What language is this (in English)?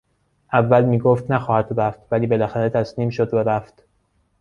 Persian